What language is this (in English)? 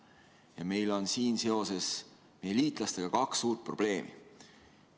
Estonian